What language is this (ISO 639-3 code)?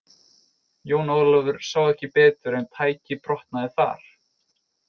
isl